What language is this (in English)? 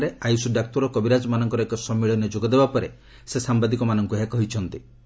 Odia